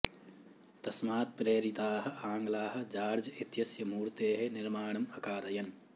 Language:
Sanskrit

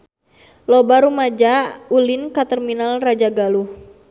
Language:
Sundanese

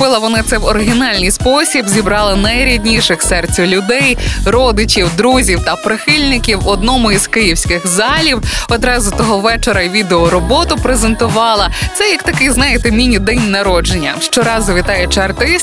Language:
Ukrainian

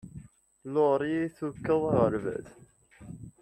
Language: Kabyle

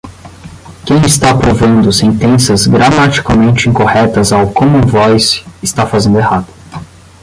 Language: Portuguese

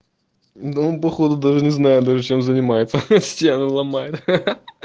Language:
Russian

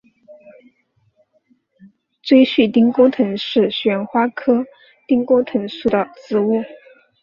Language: Chinese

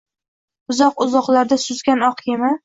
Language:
Uzbek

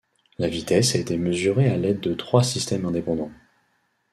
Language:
French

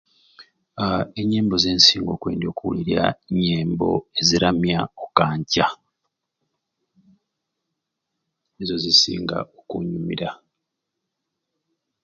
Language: Ruuli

